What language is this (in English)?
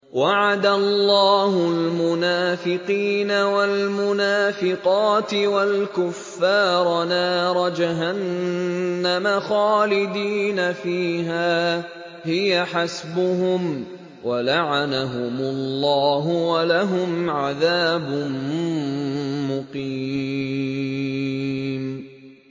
Arabic